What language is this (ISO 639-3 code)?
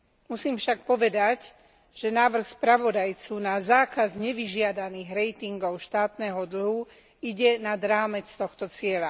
slk